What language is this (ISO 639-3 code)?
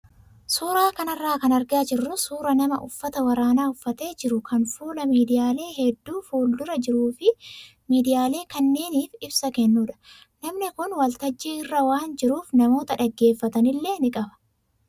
orm